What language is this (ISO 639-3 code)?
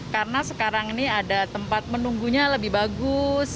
ind